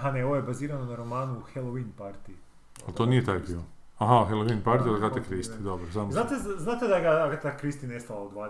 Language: Croatian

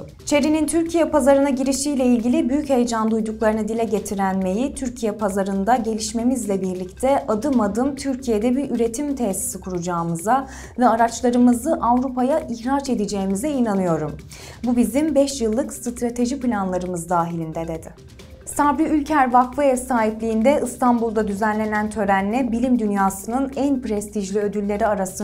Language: Turkish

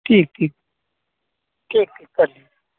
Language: Urdu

